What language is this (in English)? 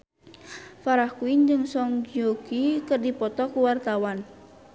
Sundanese